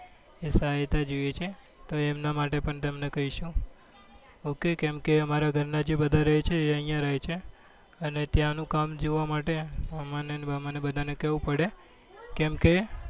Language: Gujarati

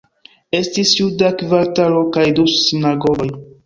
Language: Esperanto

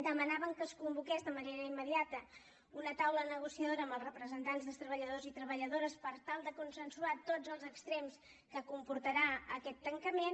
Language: Catalan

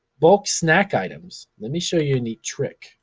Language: English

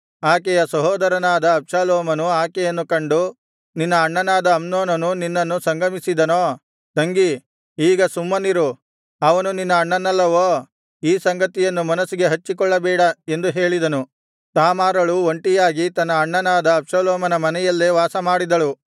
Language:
Kannada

